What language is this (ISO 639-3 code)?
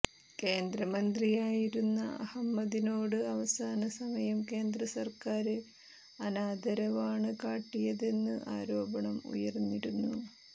mal